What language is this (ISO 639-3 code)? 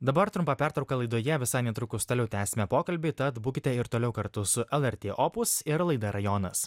lit